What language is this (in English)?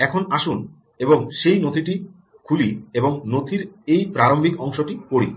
Bangla